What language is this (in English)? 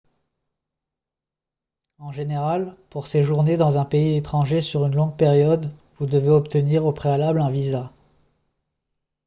French